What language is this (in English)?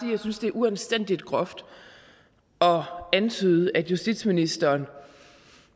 Danish